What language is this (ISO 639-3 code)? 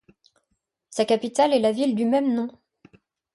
fra